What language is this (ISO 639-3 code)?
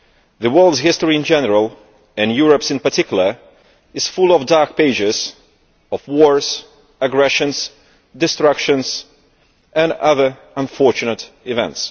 eng